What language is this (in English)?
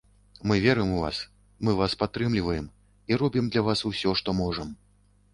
Belarusian